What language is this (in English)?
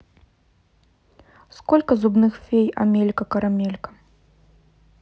Russian